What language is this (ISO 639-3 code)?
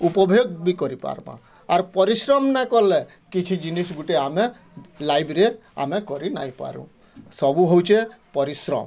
ori